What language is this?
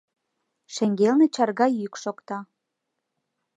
Mari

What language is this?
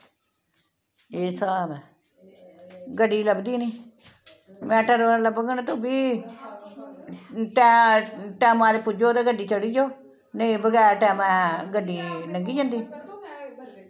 Dogri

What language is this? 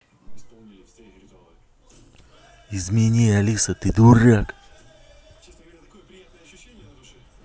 Russian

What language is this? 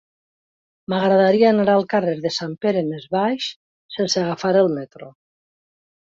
Catalan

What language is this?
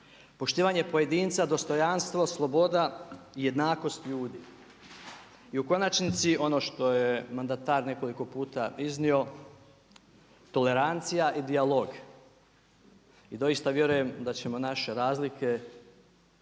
Croatian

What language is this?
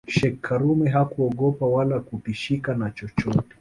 Swahili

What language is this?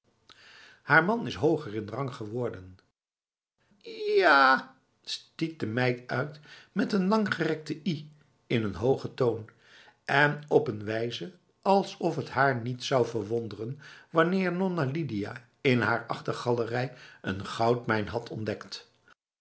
Dutch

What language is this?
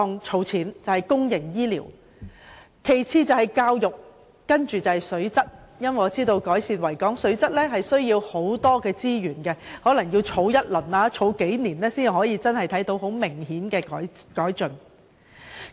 Cantonese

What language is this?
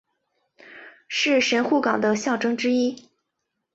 Chinese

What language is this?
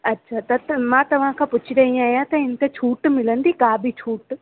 Sindhi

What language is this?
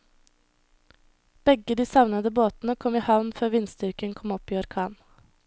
Norwegian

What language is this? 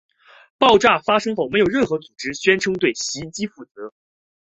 Chinese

